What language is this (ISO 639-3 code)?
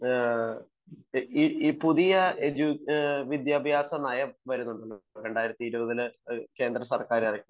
mal